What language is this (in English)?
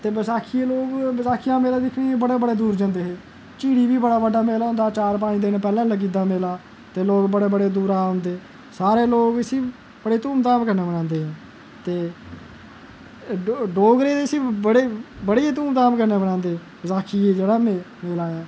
Dogri